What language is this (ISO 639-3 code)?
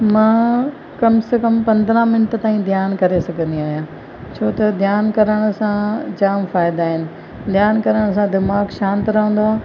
snd